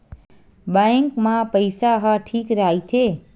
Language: Chhattisgarhi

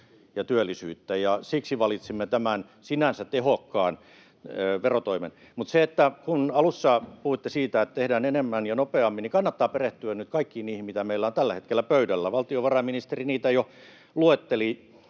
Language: Finnish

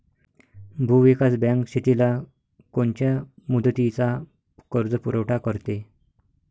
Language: Marathi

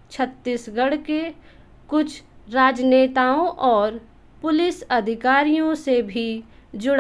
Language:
Hindi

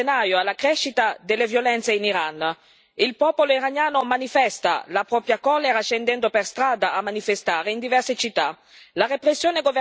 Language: Italian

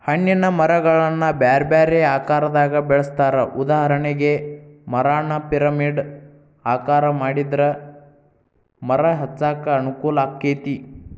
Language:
Kannada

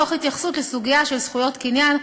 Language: Hebrew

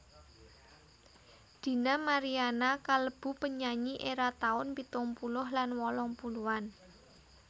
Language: Javanese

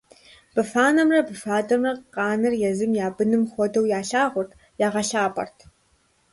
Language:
Kabardian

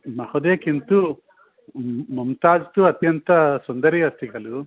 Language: Sanskrit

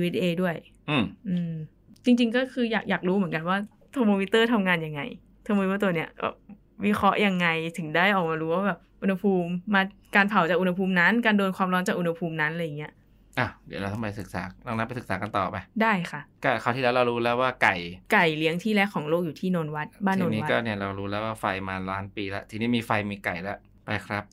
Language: Thai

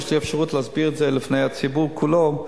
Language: Hebrew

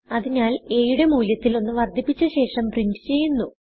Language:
Malayalam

